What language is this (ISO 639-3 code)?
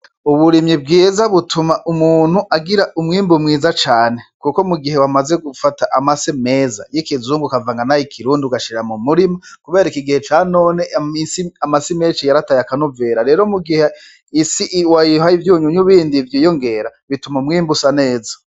run